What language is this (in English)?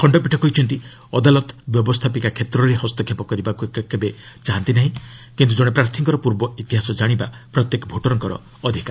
Odia